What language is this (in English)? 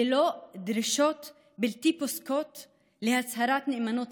Hebrew